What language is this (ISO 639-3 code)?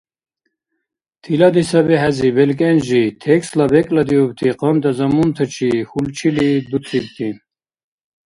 dar